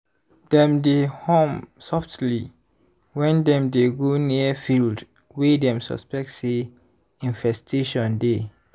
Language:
Nigerian Pidgin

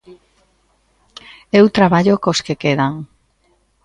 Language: Galician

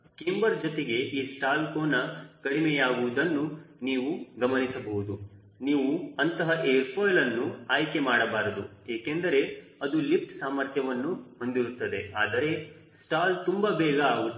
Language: Kannada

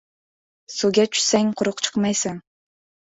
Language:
Uzbek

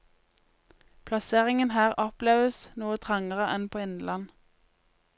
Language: Norwegian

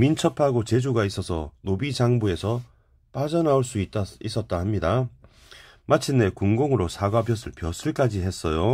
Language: Korean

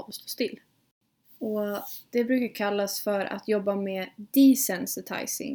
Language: Swedish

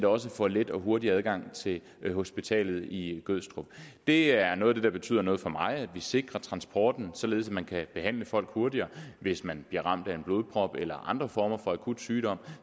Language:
Danish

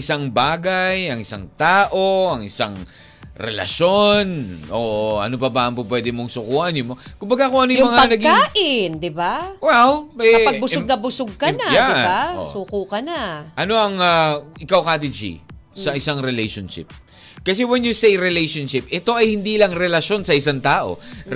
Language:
Filipino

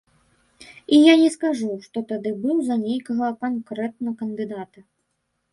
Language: Belarusian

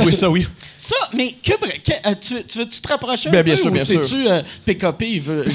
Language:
French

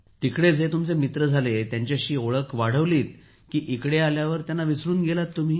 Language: Marathi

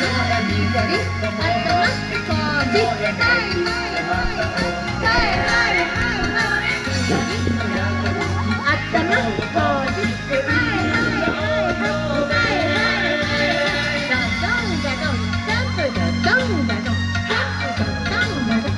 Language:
Japanese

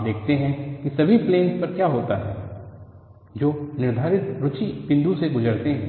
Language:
Hindi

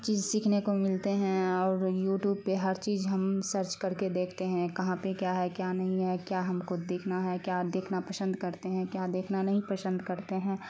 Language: Urdu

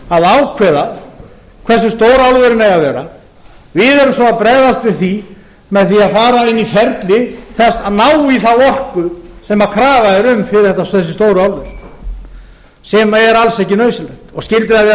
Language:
Icelandic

